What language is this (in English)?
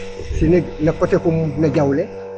Serer